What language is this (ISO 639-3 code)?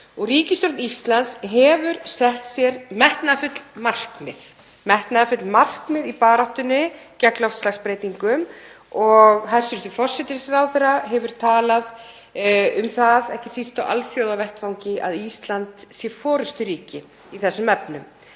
isl